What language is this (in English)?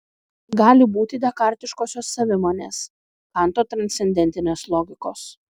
Lithuanian